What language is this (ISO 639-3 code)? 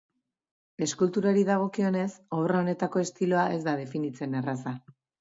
eus